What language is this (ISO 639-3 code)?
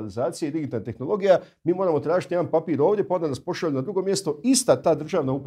hrv